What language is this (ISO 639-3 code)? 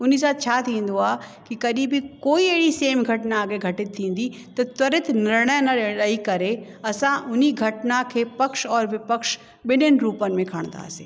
snd